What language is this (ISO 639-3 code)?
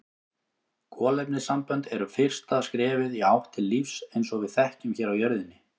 isl